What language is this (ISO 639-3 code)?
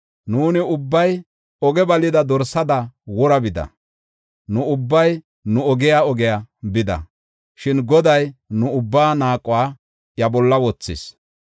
gof